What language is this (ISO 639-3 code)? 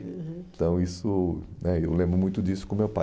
por